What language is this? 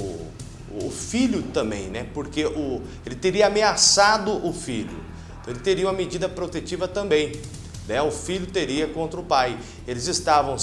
Portuguese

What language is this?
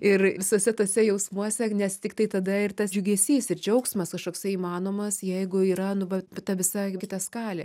Lithuanian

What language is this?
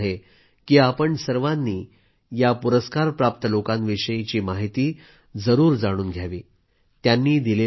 Marathi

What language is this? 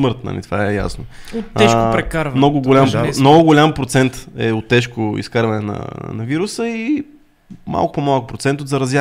Bulgarian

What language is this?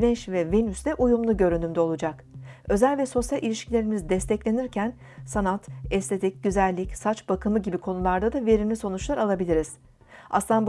Turkish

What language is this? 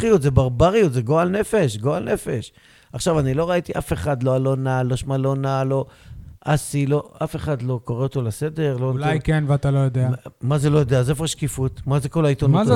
Hebrew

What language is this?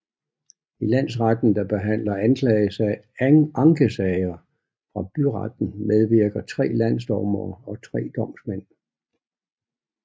Danish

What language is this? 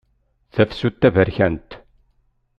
Kabyle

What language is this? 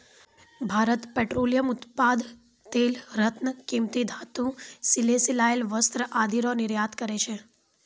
Maithili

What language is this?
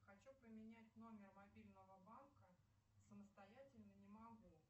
Russian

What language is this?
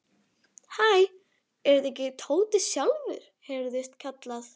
Icelandic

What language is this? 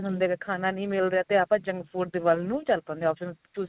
Punjabi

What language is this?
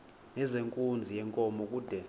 Xhosa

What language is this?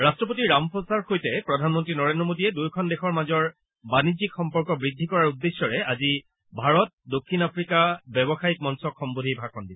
Assamese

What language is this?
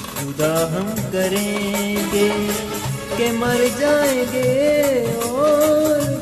Hindi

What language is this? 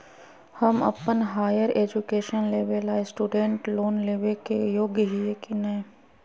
Magahi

